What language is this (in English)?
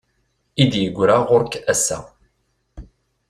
Kabyle